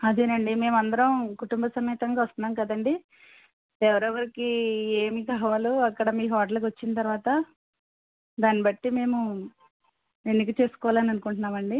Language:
Telugu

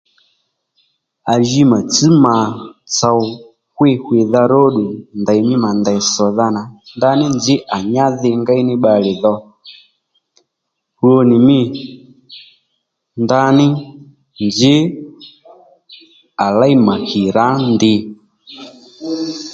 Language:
Lendu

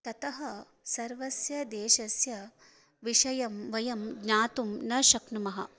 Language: Sanskrit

